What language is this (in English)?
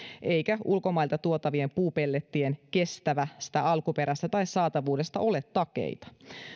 Finnish